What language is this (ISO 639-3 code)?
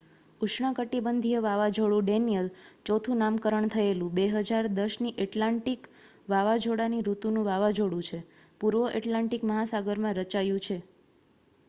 guj